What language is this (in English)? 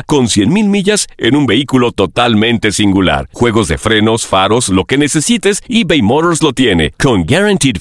Spanish